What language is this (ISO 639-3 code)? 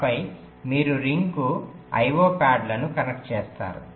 tel